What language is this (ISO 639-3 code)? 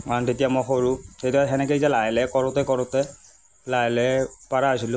asm